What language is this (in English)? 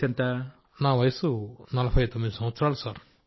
Telugu